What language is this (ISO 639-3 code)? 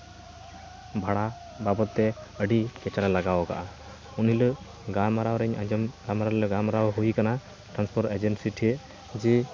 sat